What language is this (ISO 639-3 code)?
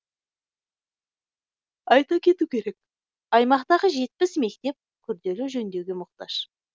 kaz